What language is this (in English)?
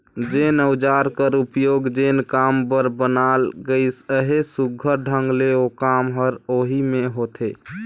Chhattisgarhi